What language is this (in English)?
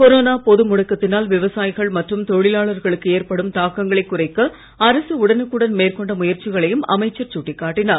Tamil